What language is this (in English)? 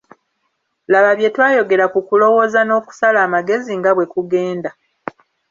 Ganda